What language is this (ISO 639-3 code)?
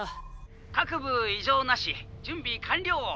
jpn